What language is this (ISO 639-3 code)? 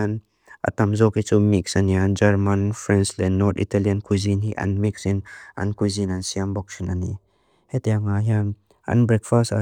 lus